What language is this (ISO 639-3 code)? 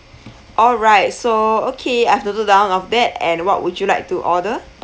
eng